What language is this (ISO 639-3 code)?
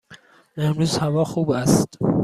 fas